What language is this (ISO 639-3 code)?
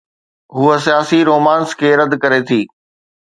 snd